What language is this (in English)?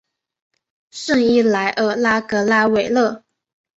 Chinese